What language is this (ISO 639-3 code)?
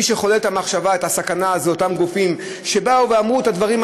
heb